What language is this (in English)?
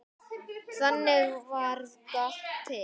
Icelandic